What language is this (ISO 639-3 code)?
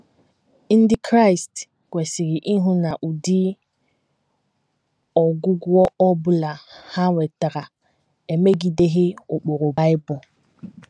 ibo